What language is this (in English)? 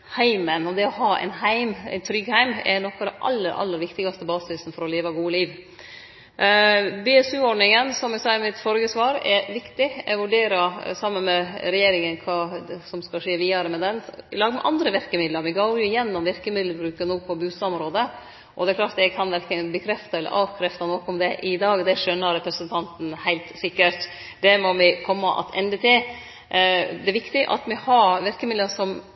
Norwegian Nynorsk